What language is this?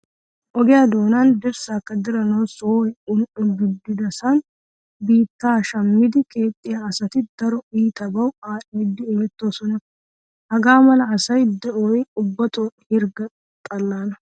Wolaytta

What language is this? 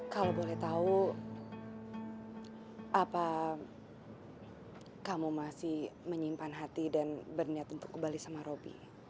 Indonesian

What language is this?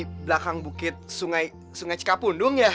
Indonesian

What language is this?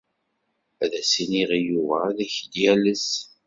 Kabyle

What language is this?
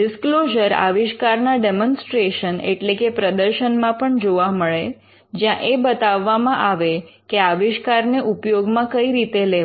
Gujarati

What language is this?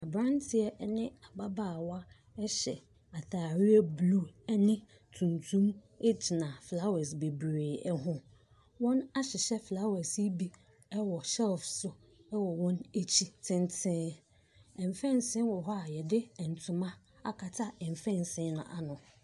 Akan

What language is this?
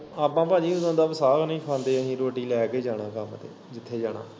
Punjabi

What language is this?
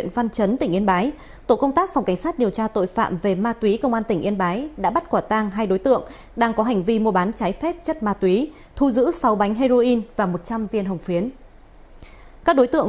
Vietnamese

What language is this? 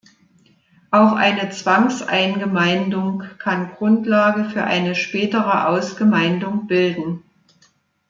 German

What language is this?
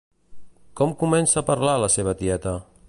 Catalan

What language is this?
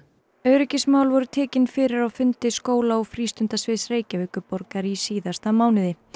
Icelandic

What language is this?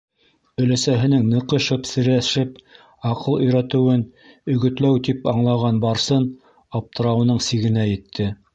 Bashkir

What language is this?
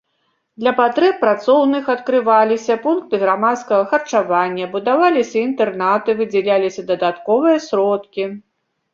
Belarusian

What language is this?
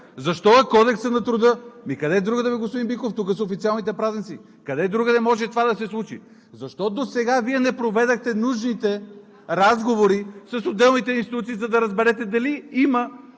Bulgarian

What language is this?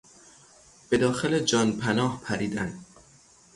Persian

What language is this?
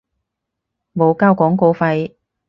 Cantonese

